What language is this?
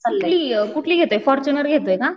Marathi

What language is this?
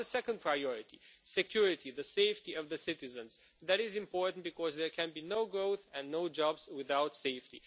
English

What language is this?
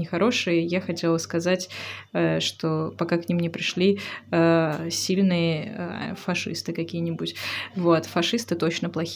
Russian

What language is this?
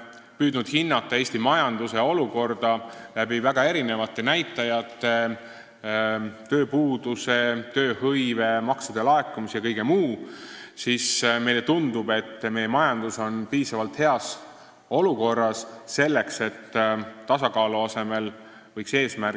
Estonian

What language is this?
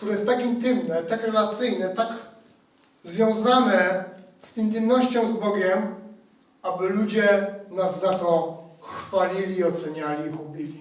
Polish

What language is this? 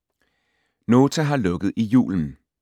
Danish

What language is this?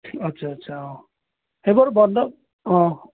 Assamese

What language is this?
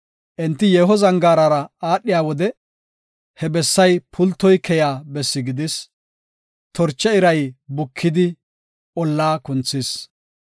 Gofa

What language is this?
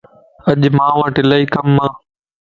Lasi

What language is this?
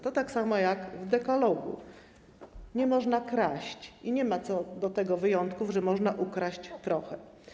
Polish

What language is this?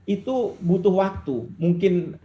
Indonesian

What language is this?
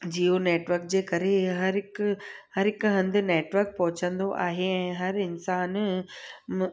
Sindhi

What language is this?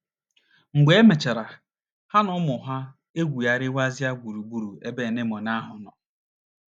Igbo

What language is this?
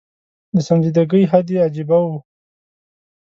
Pashto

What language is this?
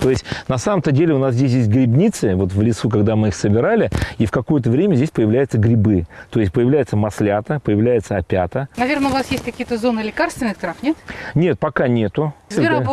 Russian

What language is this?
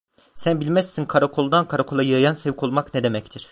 Turkish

